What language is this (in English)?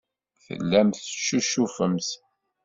Kabyle